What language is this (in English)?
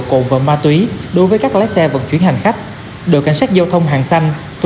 Vietnamese